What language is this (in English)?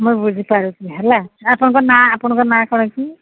Odia